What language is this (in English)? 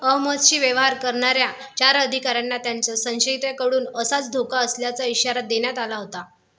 Marathi